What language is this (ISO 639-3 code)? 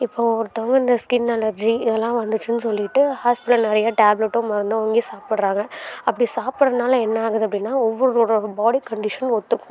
tam